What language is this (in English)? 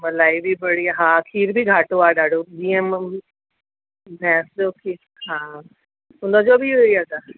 Sindhi